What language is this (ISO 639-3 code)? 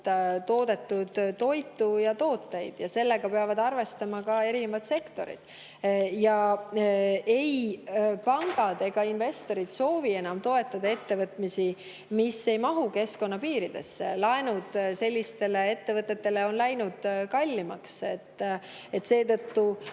est